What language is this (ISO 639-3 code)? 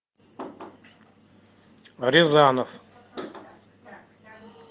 rus